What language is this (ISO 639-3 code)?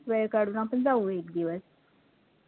mar